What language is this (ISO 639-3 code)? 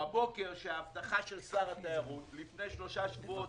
heb